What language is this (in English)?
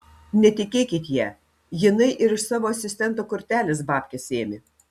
Lithuanian